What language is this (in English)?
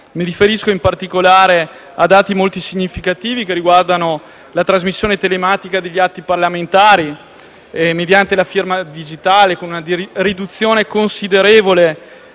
Italian